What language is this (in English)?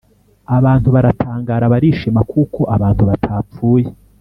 Kinyarwanda